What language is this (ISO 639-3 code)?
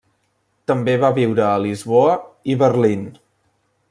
cat